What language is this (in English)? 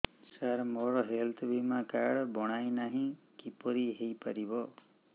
Odia